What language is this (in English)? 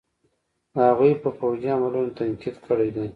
Pashto